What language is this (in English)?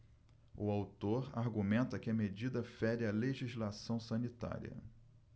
Portuguese